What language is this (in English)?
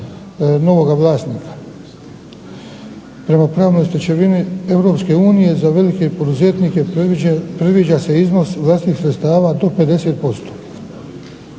Croatian